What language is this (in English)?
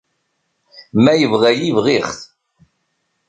Kabyle